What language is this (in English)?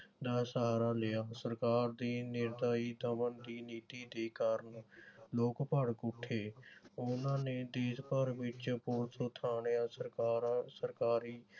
Punjabi